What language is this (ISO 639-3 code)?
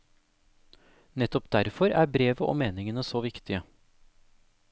nor